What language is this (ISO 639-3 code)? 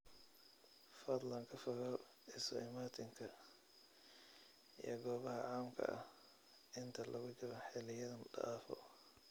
som